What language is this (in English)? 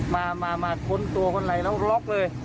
Thai